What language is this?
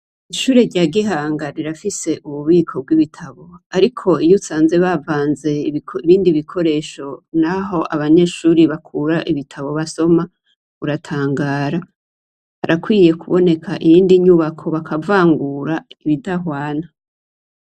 Rundi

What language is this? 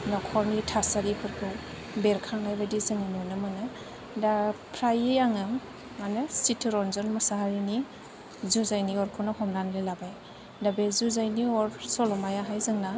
Bodo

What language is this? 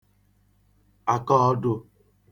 Igbo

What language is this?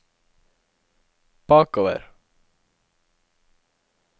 Norwegian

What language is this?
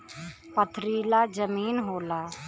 Bhojpuri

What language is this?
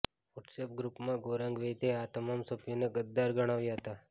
Gujarati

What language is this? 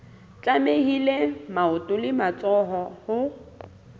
Southern Sotho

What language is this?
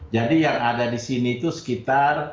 Indonesian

